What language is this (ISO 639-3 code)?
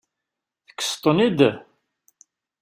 kab